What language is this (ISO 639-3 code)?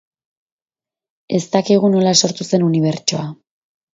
eus